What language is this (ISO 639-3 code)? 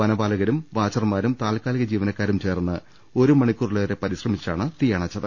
mal